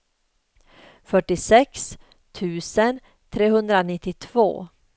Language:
Swedish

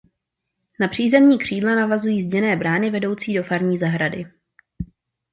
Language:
Czech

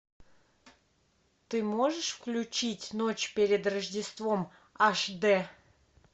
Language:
Russian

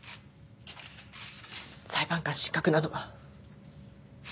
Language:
Japanese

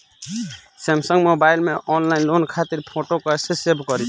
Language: Bhojpuri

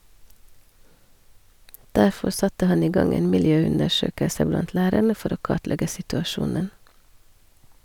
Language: Norwegian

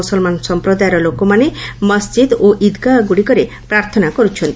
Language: Odia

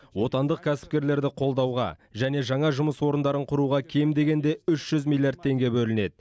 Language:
Kazakh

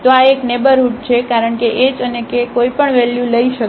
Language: Gujarati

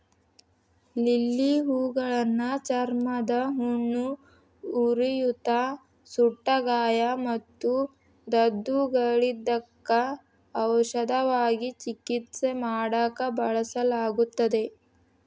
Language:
Kannada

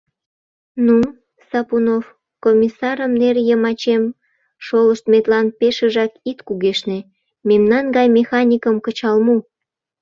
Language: Mari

